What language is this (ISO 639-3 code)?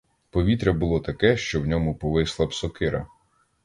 ukr